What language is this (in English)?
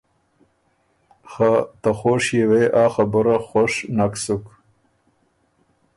Ormuri